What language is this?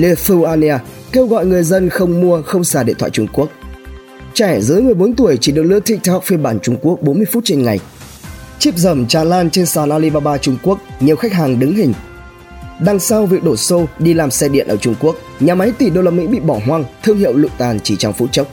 Vietnamese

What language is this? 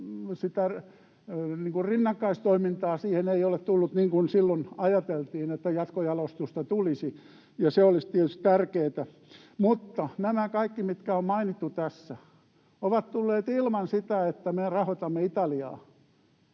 Finnish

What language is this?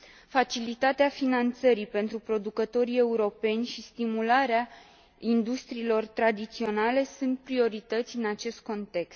Romanian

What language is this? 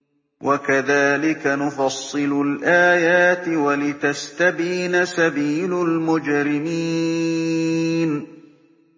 Arabic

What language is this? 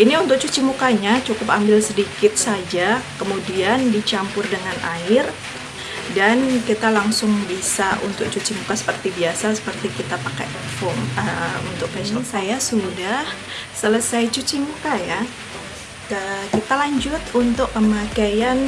Indonesian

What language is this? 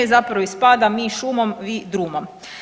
Croatian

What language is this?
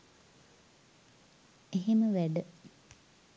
Sinhala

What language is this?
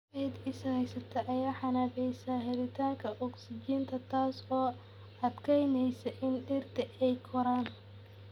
Somali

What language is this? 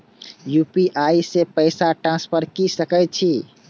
Maithili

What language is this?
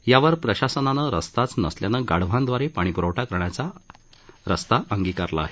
Marathi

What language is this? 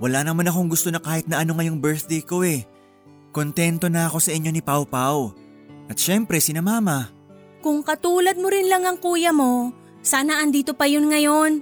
Filipino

